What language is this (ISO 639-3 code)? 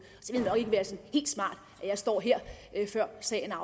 dan